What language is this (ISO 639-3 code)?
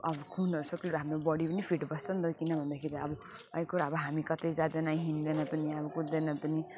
nep